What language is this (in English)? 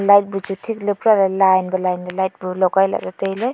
Wancho Naga